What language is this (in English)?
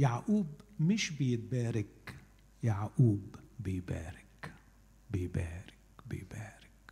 Arabic